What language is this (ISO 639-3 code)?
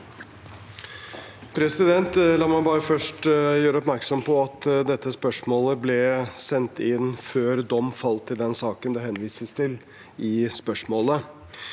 nor